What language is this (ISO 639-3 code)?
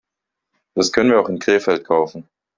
deu